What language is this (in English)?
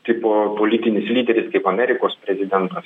Lithuanian